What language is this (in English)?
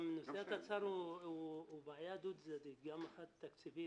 Hebrew